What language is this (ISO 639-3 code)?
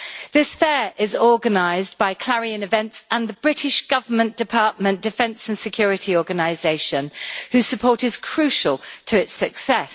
eng